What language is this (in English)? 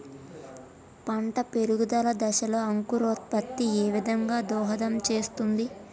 Telugu